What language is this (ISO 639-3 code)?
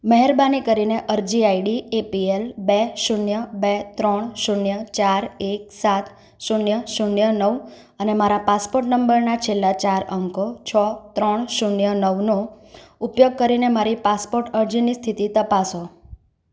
guj